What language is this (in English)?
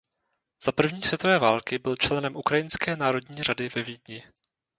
Czech